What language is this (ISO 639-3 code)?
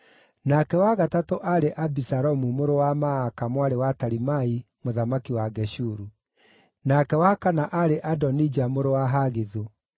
kik